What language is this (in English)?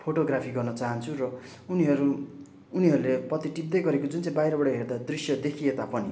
Nepali